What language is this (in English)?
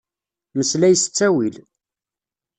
Kabyle